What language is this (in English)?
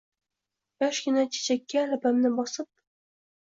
Uzbek